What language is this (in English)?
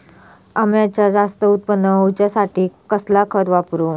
Marathi